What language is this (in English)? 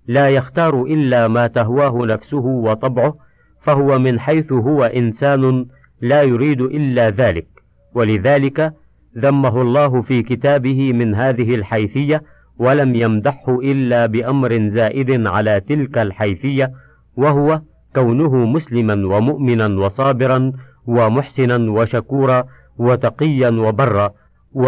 Arabic